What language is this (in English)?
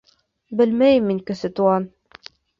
Bashkir